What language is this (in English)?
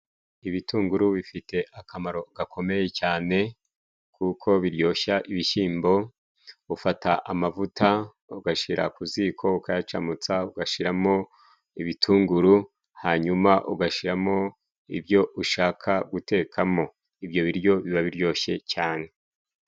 Kinyarwanda